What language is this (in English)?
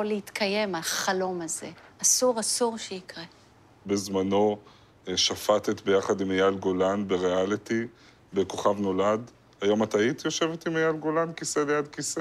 Hebrew